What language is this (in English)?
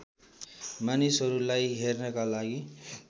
Nepali